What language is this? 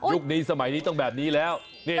Thai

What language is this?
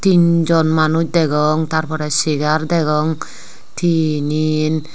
Chakma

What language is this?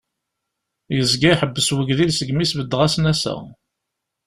Kabyle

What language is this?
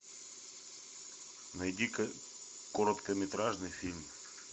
Russian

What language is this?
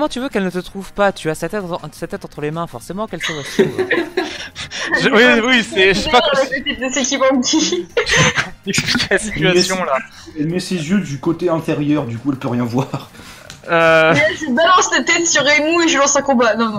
French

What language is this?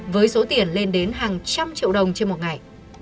Vietnamese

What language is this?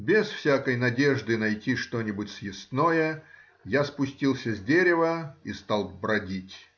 Russian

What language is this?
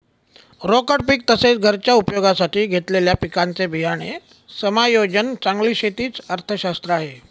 Marathi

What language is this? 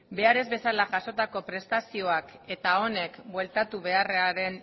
Basque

